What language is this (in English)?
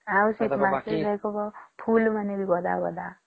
Odia